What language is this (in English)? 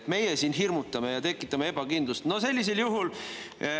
Estonian